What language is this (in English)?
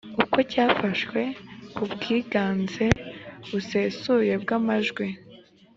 Kinyarwanda